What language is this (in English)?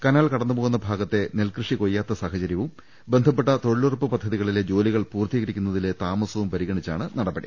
Malayalam